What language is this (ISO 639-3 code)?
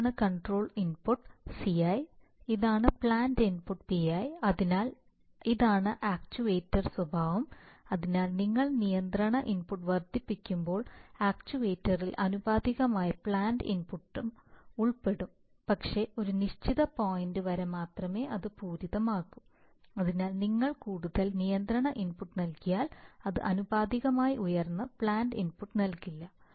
mal